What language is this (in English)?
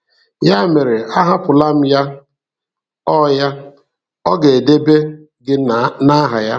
Igbo